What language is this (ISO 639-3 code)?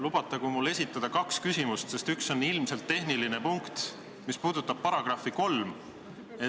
est